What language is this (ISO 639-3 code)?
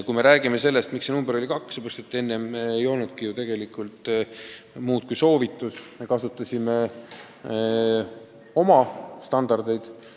est